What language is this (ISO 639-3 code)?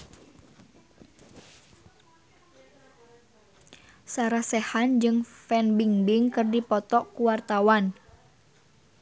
sun